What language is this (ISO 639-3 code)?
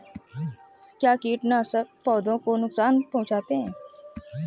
hin